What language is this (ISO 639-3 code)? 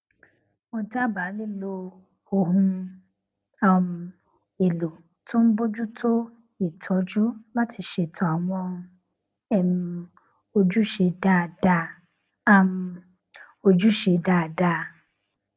yor